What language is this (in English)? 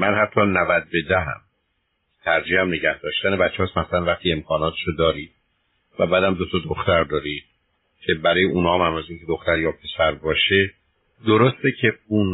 Persian